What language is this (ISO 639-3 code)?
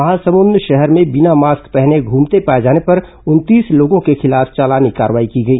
hin